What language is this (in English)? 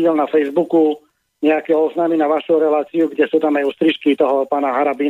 Slovak